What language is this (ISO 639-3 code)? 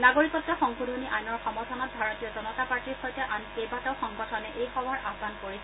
asm